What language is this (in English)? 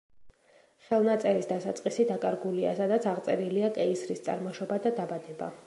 Georgian